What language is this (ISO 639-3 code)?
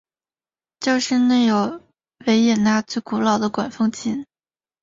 zho